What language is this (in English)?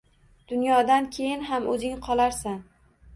Uzbek